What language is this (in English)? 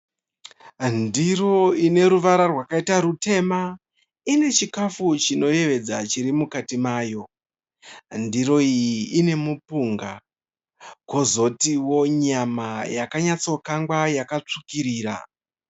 Shona